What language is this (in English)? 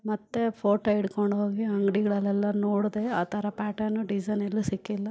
Kannada